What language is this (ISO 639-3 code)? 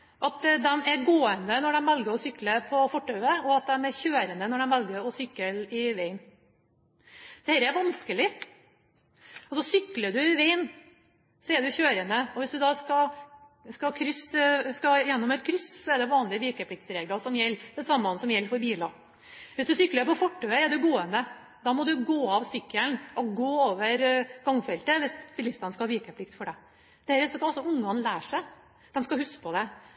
nob